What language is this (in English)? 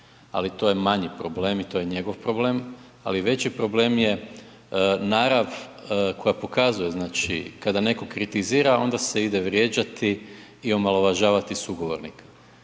Croatian